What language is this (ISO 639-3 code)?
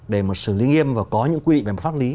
vie